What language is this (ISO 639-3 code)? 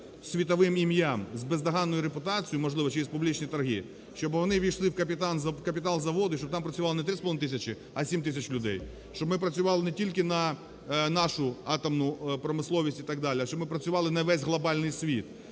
ukr